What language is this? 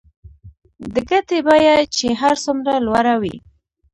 Pashto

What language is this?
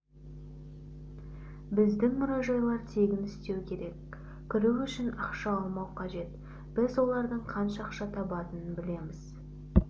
Kazakh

